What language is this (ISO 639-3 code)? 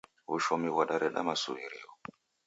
dav